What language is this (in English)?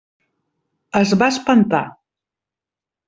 Catalan